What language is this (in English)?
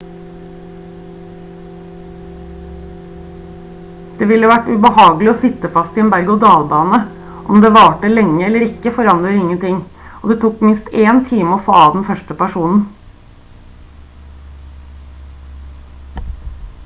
Norwegian Bokmål